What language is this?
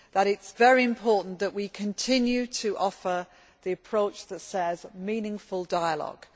English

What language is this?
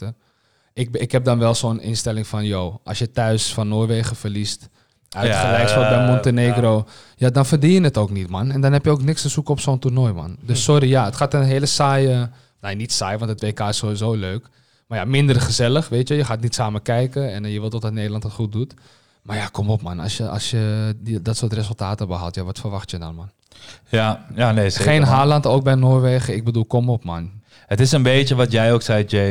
Dutch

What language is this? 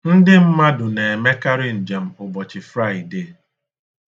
Igbo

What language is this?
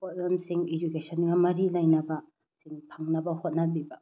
Manipuri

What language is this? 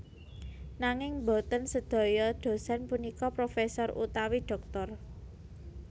Javanese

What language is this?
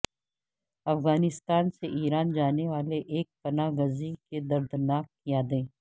Urdu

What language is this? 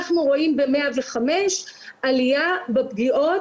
Hebrew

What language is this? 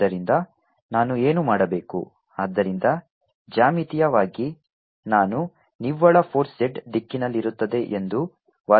Kannada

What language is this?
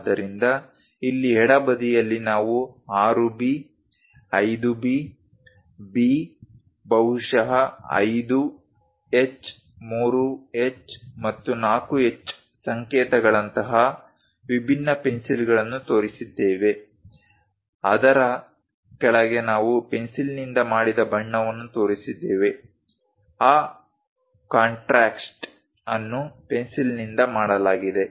Kannada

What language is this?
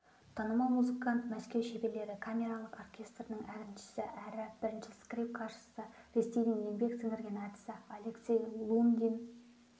Kazakh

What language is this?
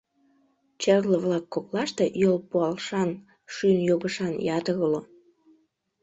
Mari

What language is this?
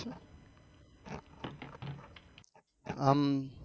Gujarati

